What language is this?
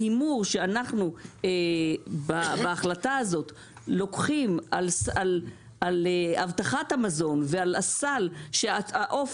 Hebrew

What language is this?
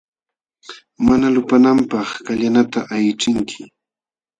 Jauja Wanca Quechua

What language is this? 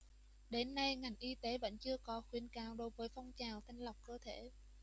Vietnamese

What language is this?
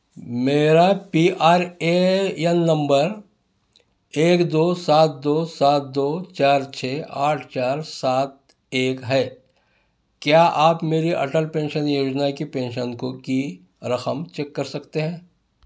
Urdu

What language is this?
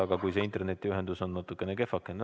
Estonian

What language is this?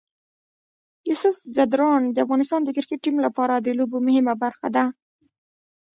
Pashto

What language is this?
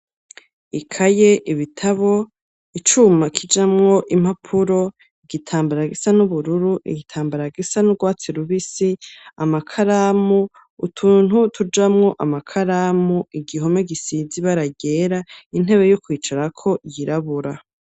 Rundi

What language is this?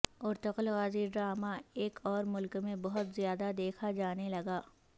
Urdu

